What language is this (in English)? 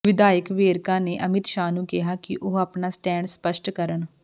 Punjabi